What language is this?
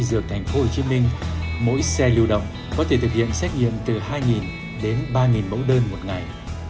Vietnamese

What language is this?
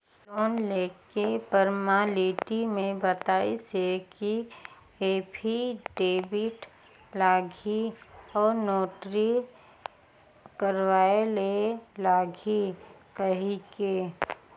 Chhattisgarhi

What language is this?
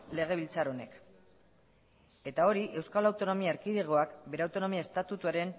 Basque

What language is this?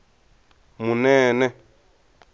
Tsonga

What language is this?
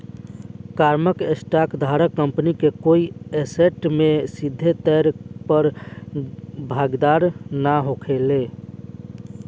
Bhojpuri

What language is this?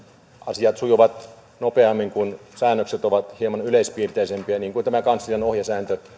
Finnish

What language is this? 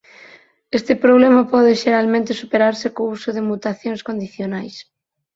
Galician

